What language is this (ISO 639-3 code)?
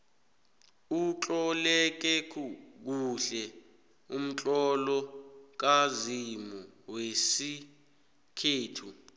nbl